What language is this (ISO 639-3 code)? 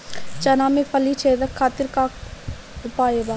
bho